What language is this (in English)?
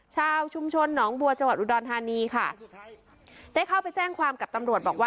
Thai